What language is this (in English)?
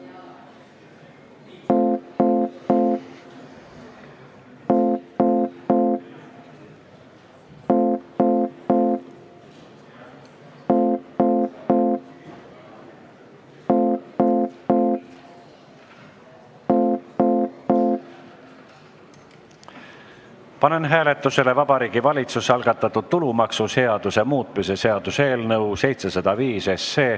Estonian